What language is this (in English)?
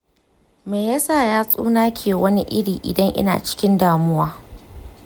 Hausa